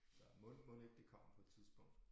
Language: Danish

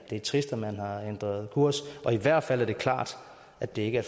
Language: Danish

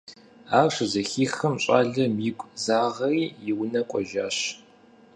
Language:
Kabardian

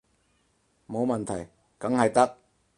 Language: Cantonese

